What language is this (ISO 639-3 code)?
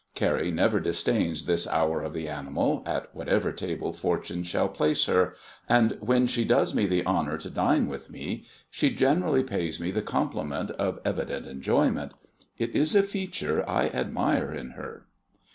eng